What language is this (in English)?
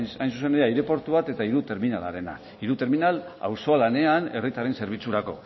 Basque